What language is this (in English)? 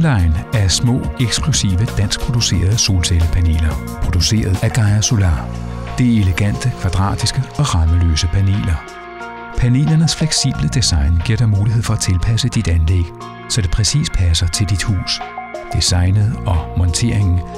Danish